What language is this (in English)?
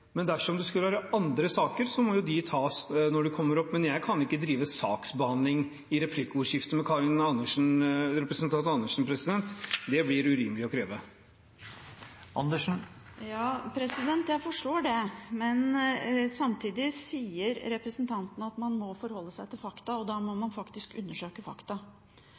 Norwegian Bokmål